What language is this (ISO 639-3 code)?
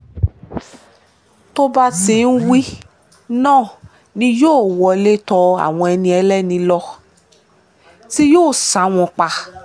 yor